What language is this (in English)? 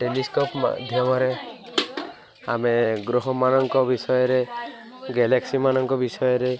Odia